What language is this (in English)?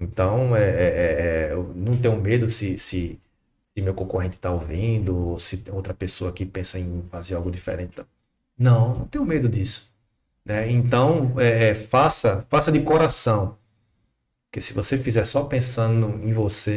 Portuguese